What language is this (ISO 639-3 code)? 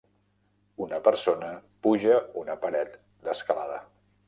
cat